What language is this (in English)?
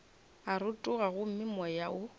Northern Sotho